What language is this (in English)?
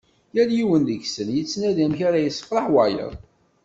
Kabyle